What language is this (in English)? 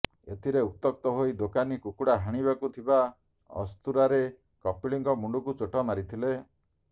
Odia